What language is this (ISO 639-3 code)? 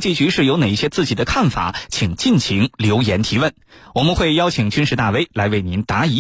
zho